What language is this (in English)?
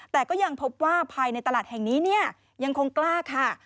Thai